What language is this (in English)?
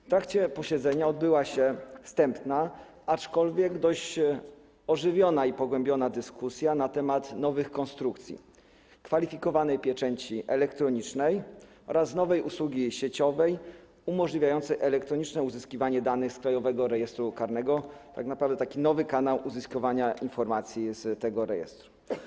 Polish